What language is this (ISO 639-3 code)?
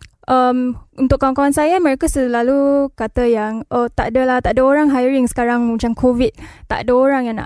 msa